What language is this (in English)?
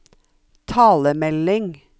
Norwegian